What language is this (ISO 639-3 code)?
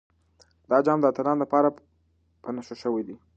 pus